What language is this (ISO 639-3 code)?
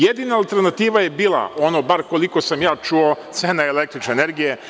srp